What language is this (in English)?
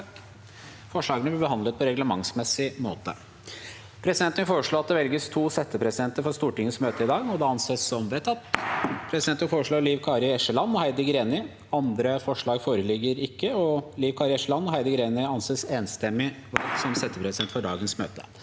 Norwegian